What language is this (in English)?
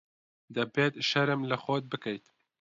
Central Kurdish